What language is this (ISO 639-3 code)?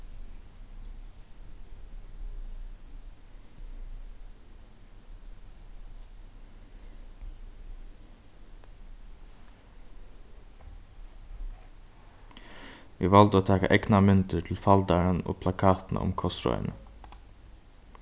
fao